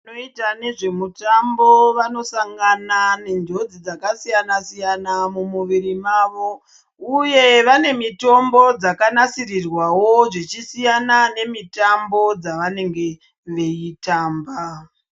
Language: Ndau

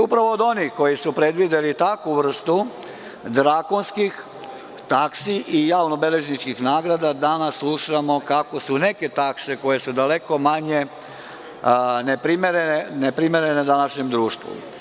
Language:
Serbian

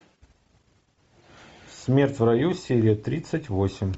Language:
Russian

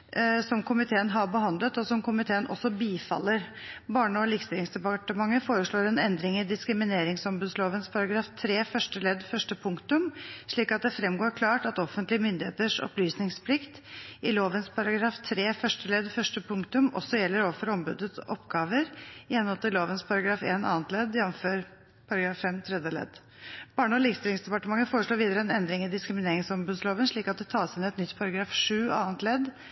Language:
Norwegian Bokmål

